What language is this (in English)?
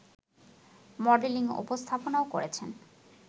Bangla